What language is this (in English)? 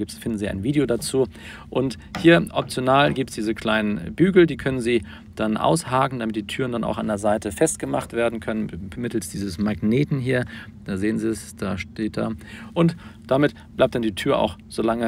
German